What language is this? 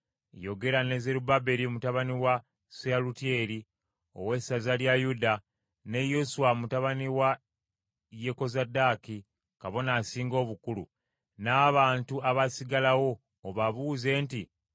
Ganda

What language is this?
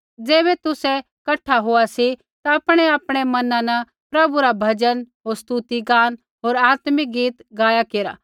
Kullu Pahari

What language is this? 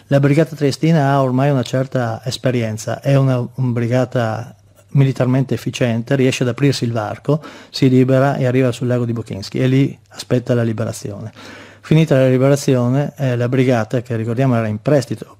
Italian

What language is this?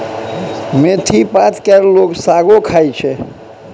Maithili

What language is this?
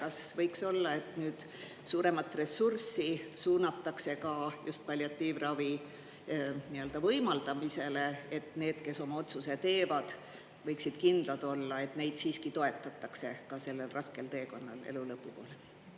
Estonian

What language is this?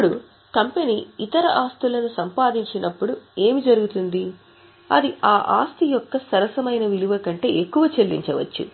Telugu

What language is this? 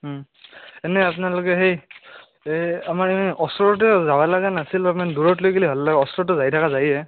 Assamese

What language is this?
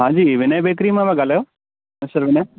Sindhi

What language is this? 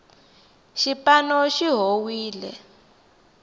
Tsonga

